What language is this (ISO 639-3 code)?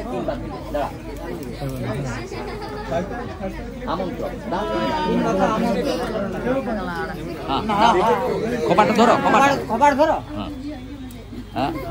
ara